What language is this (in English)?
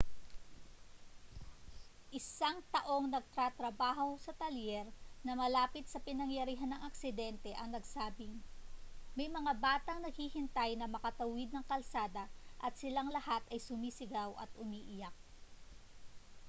Filipino